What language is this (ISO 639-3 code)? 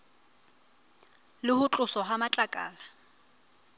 sot